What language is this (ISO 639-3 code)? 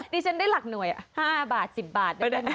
tha